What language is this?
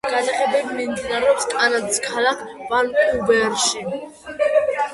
Georgian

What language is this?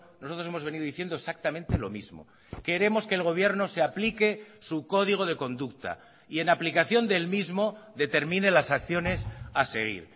Spanish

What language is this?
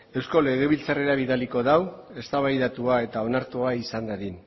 Basque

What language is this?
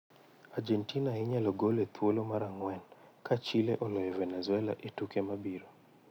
Luo (Kenya and Tanzania)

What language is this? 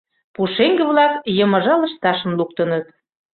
Mari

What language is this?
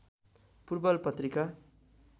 Nepali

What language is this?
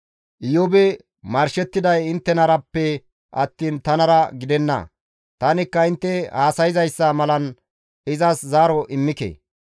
Gamo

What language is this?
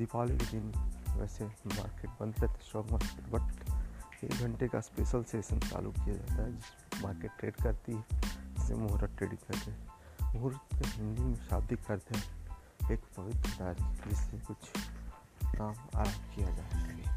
Hindi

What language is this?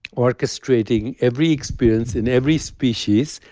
English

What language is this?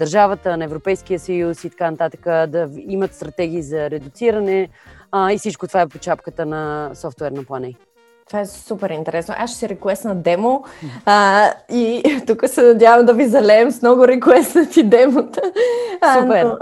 Bulgarian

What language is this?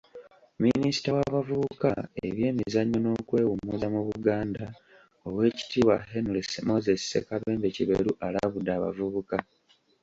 Ganda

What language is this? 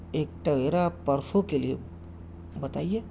Urdu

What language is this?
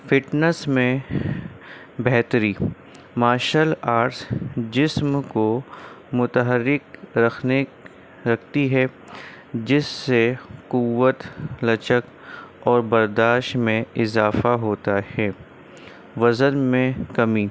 Urdu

